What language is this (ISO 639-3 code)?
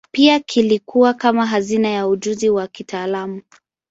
swa